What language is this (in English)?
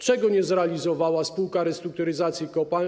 Polish